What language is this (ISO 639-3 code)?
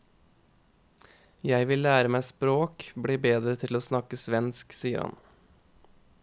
nor